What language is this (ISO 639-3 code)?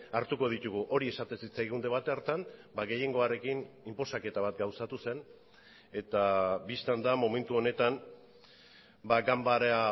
eus